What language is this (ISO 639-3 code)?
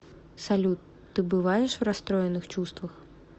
rus